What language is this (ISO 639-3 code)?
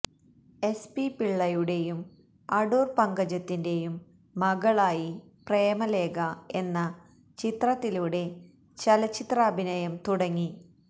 mal